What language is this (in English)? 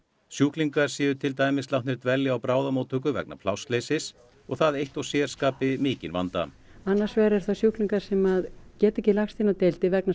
Icelandic